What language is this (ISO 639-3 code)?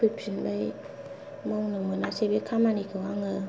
brx